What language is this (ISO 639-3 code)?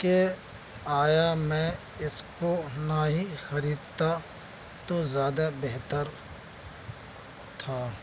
urd